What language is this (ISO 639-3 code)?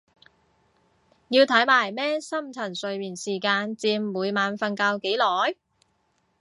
yue